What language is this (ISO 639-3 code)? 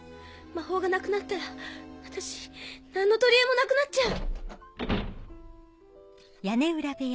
jpn